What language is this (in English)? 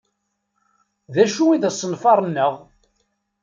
Kabyle